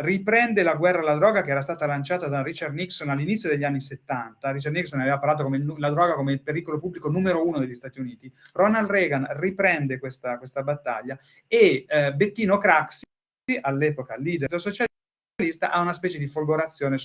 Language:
Italian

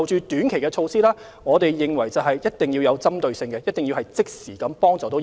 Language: Cantonese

